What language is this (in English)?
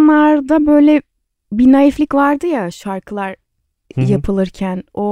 Turkish